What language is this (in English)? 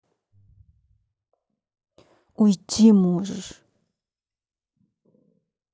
Russian